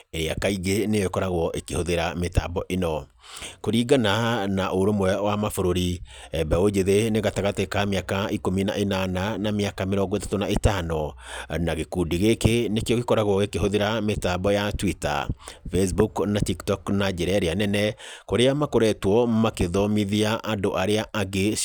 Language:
Kikuyu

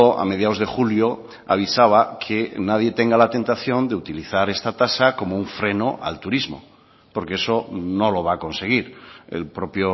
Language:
Spanish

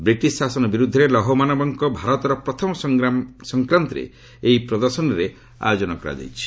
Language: Odia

